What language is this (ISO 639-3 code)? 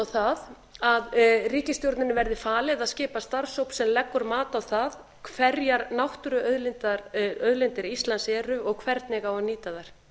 isl